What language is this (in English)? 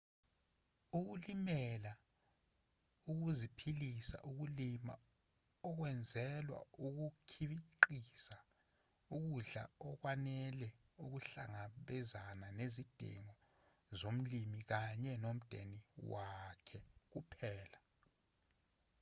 Zulu